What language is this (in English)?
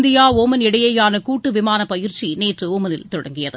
Tamil